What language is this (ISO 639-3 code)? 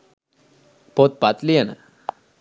sin